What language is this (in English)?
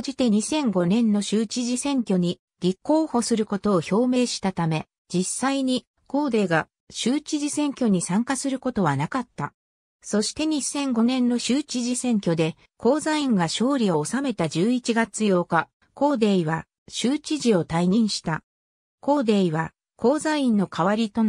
Japanese